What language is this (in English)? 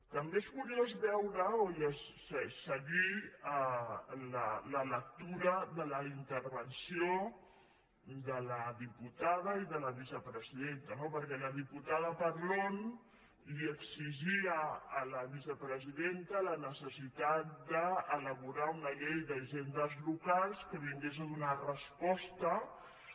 Catalan